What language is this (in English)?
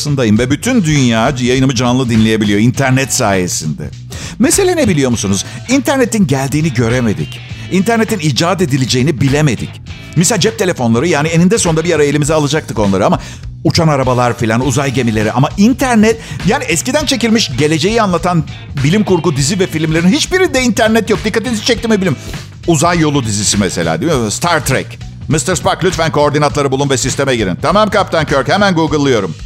Turkish